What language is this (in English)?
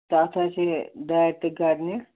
Kashmiri